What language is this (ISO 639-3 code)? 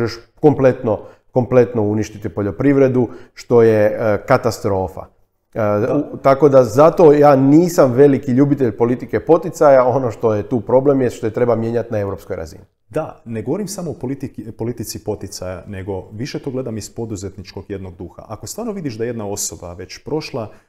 hrv